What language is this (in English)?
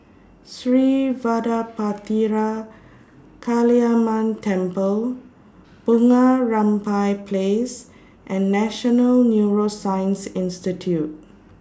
English